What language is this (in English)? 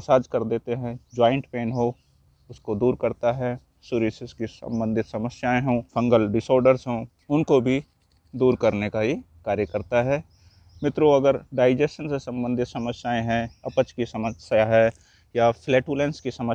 Hindi